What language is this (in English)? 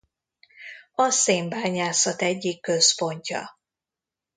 Hungarian